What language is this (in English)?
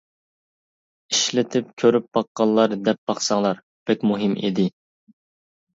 Uyghur